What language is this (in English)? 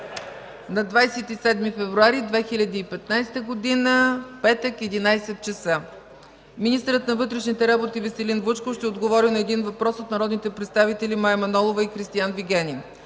Bulgarian